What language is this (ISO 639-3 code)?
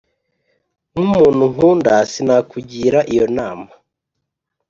kin